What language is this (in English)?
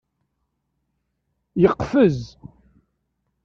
Kabyle